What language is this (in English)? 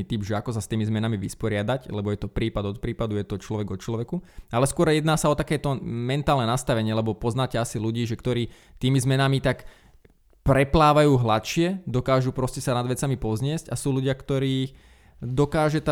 Slovak